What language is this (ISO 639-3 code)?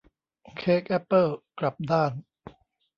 tha